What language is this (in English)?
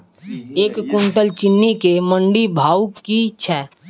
Maithili